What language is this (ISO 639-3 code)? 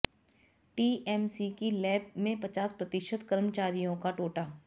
hin